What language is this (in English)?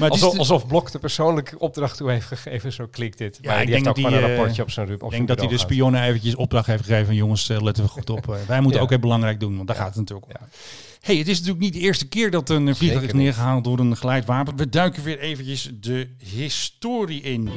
Dutch